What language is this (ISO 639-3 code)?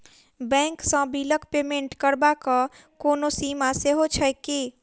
mai